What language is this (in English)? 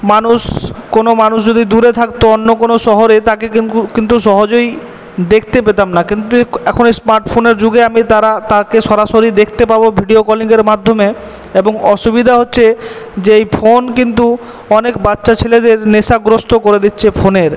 Bangla